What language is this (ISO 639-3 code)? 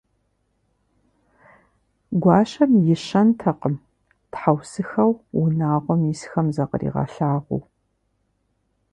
kbd